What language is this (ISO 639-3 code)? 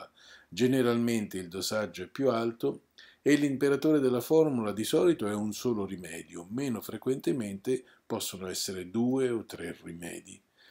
ita